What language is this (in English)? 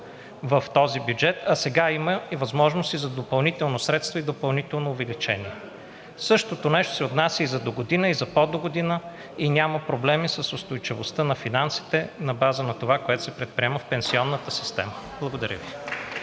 Bulgarian